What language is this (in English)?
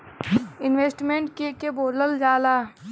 Bhojpuri